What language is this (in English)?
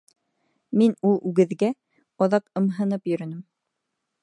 Bashkir